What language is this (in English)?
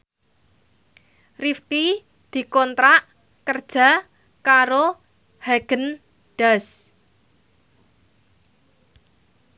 Javanese